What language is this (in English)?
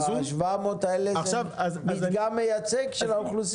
Hebrew